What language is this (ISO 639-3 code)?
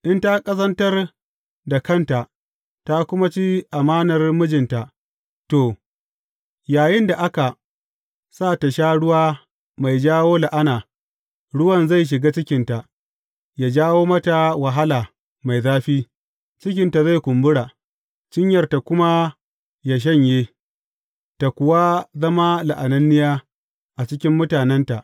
hau